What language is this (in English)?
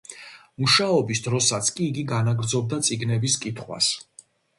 Georgian